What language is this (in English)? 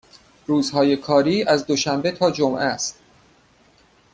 Persian